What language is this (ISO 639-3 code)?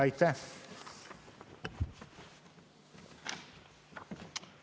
est